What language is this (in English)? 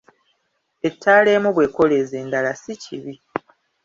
Ganda